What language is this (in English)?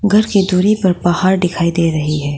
Hindi